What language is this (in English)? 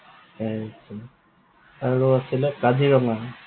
Assamese